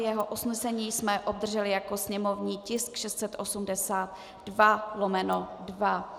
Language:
Czech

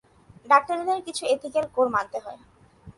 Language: Bangla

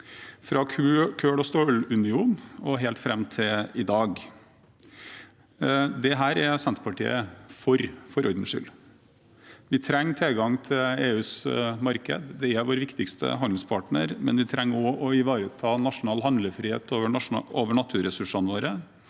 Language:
Norwegian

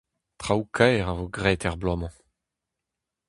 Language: Breton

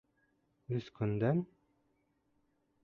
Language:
Bashkir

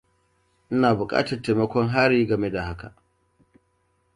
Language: Hausa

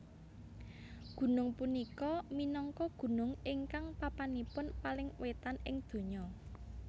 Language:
Javanese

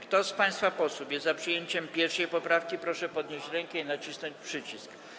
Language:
Polish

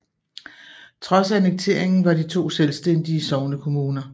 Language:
Danish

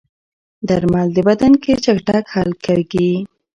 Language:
Pashto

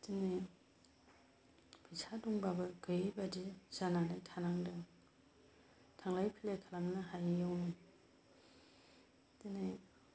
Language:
Bodo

